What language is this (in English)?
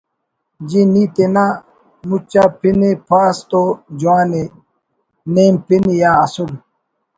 Brahui